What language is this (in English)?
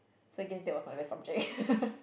English